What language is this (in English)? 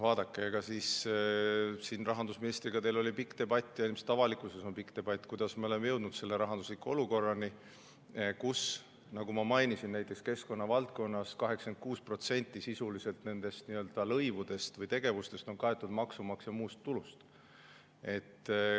Estonian